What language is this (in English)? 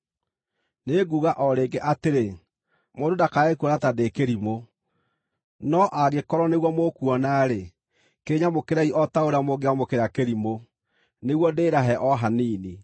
Kikuyu